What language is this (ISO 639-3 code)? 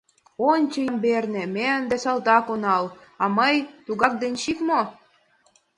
chm